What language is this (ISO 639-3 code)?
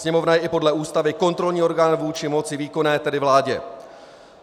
ces